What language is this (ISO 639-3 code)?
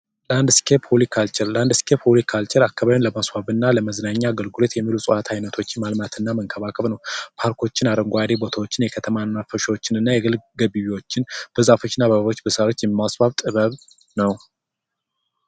amh